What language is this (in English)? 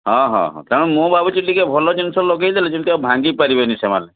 Odia